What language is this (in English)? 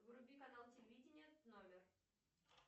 Russian